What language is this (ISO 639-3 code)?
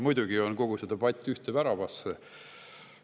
est